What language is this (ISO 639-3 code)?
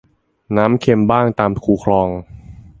tha